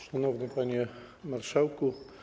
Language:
Polish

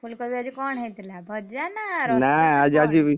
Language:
Odia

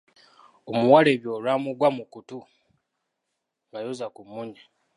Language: Ganda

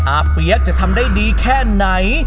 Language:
Thai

